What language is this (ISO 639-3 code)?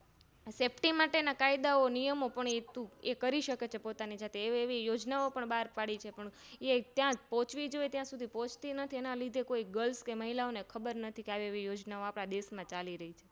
guj